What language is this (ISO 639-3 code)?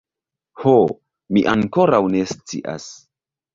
epo